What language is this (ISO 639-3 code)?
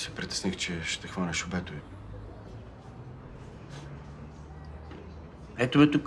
bul